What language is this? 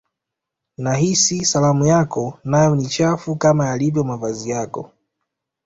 Swahili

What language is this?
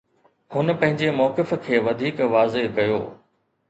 Sindhi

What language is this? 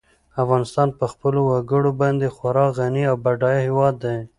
Pashto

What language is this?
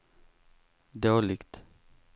Swedish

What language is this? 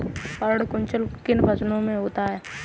Hindi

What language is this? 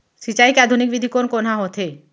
Chhattisgarhi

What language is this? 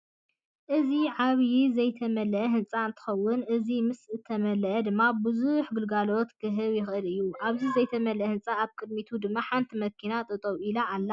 Tigrinya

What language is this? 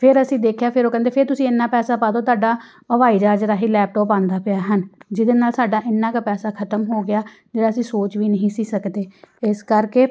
Punjabi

